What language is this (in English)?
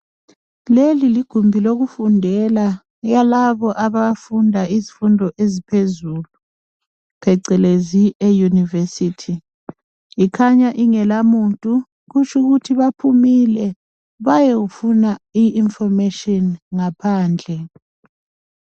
North Ndebele